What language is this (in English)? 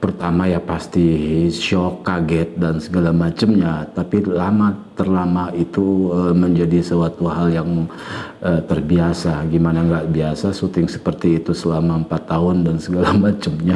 Indonesian